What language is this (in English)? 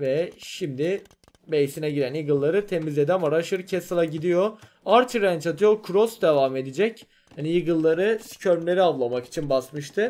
Turkish